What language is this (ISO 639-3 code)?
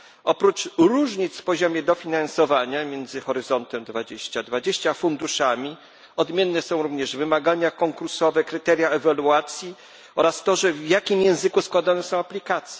pol